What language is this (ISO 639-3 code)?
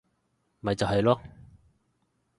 yue